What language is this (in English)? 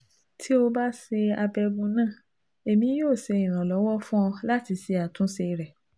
Yoruba